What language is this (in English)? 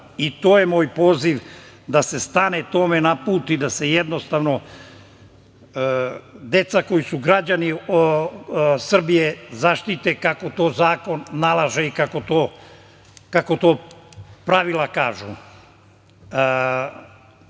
Serbian